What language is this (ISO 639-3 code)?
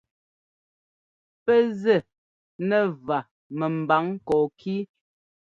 jgo